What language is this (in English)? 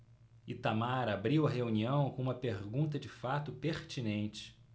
Portuguese